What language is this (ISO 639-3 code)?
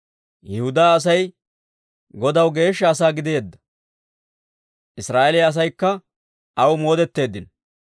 dwr